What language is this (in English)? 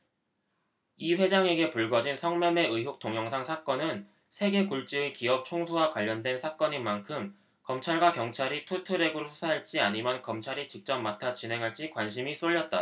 Korean